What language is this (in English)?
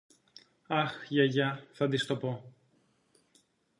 Greek